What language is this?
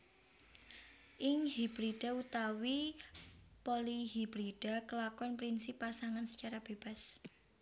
Javanese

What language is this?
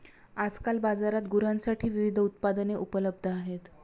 Marathi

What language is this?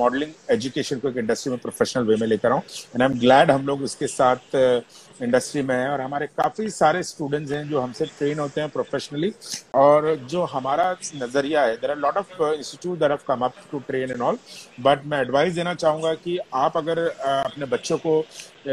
Hindi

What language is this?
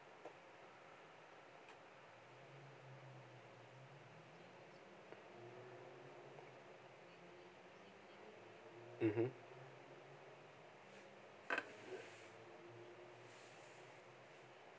English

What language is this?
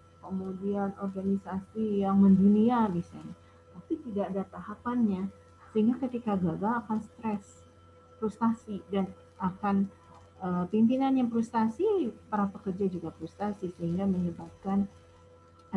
Indonesian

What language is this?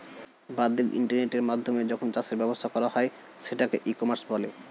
Bangla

